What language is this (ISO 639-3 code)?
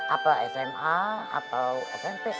ind